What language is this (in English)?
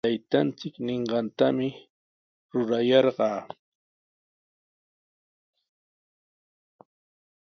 Sihuas Ancash Quechua